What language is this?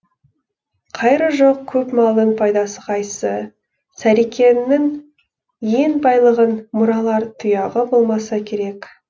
Kazakh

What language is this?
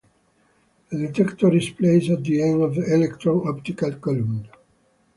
English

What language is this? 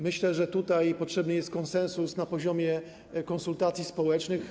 Polish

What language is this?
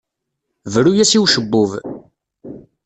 Kabyle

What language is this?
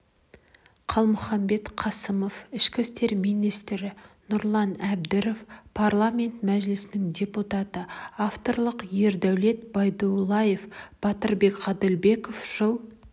Kazakh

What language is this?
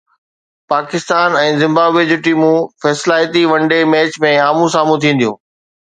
Sindhi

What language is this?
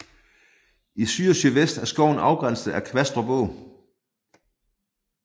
Danish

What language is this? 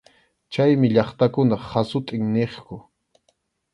Arequipa-La Unión Quechua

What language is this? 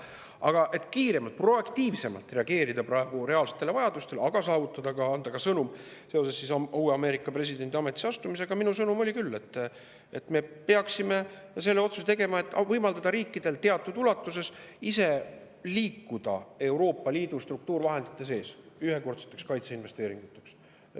Estonian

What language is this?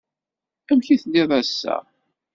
Kabyle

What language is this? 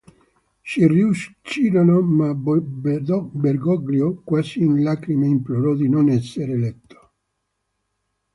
Italian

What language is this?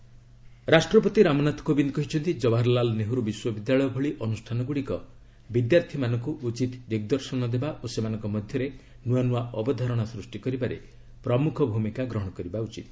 Odia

